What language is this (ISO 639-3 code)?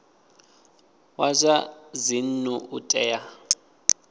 ven